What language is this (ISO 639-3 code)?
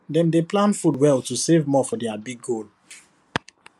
pcm